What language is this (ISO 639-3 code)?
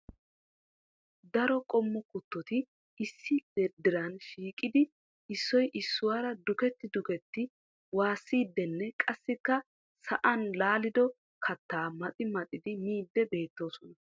wal